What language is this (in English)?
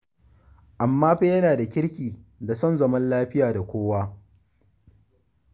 Hausa